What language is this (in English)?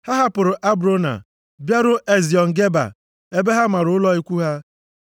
Igbo